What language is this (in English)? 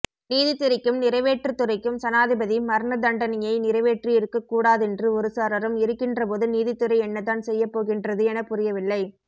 Tamil